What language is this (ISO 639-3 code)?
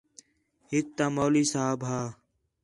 xhe